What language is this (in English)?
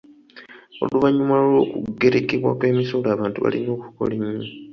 Ganda